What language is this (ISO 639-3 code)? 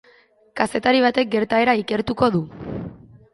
eus